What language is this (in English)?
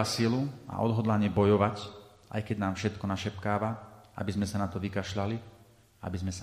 Slovak